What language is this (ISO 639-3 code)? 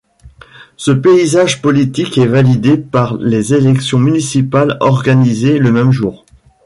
fra